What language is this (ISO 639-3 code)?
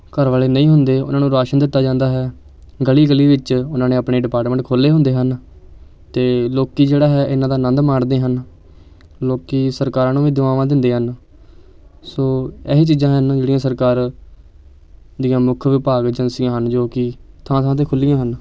pan